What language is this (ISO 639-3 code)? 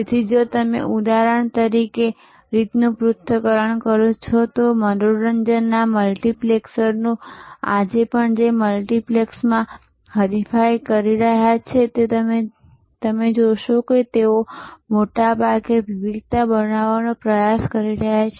guj